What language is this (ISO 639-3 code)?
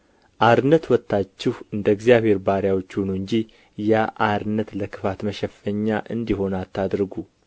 amh